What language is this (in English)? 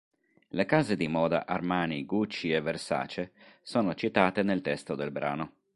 Italian